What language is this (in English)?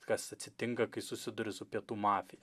Lithuanian